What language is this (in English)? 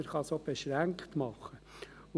Swiss German